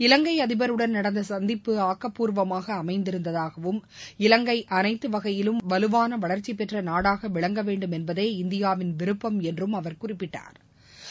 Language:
Tamil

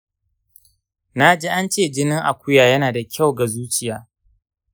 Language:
Hausa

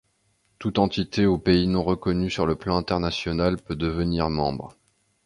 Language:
French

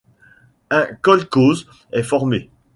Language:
French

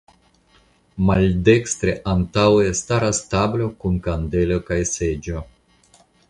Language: Esperanto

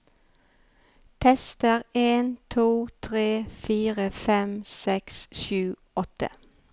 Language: Norwegian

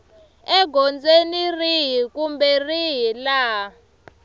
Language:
Tsonga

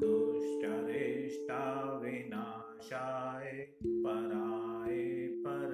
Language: Hindi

